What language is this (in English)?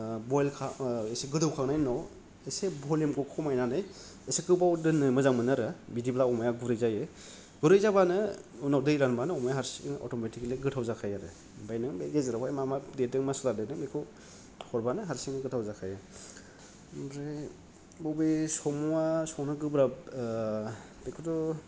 Bodo